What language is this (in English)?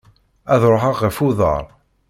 Kabyle